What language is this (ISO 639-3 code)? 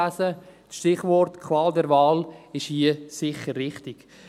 gsw